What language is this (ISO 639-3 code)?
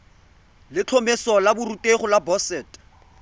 tsn